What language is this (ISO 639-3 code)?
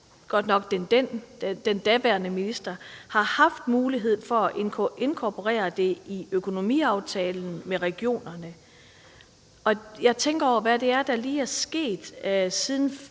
dan